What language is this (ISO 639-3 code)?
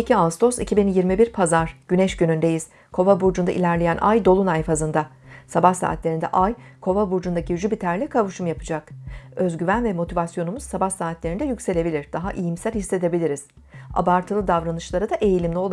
tur